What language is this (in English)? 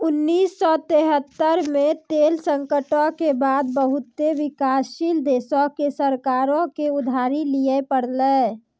Maithili